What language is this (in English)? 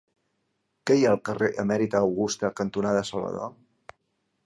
Catalan